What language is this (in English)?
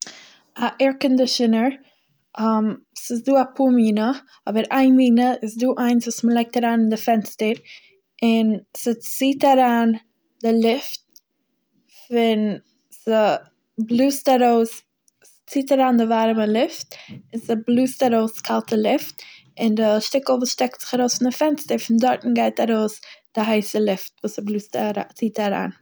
Yiddish